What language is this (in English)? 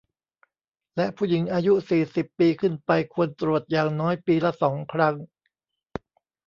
Thai